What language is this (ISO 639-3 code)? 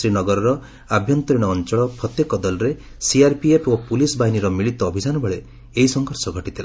ori